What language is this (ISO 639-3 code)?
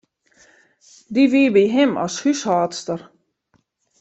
fry